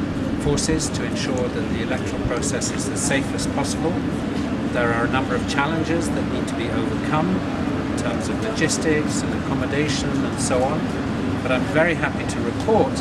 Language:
Arabic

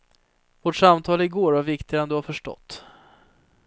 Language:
Swedish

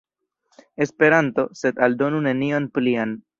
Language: Esperanto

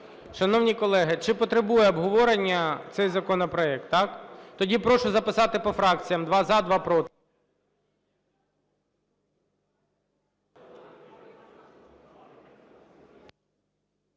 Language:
Ukrainian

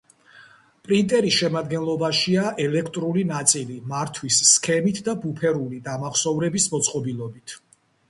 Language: Georgian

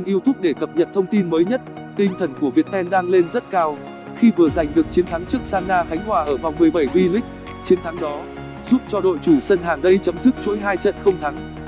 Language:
Vietnamese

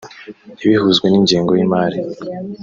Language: Kinyarwanda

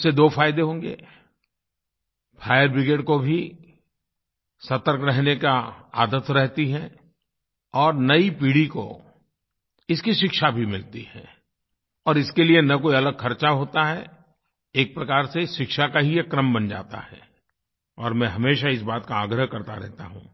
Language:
Hindi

